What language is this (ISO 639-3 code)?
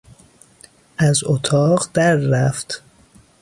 fas